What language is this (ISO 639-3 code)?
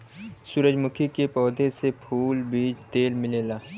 bho